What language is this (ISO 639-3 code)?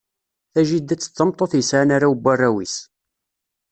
kab